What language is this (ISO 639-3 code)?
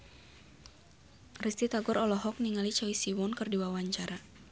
sun